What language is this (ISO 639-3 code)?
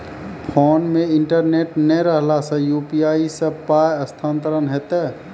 mai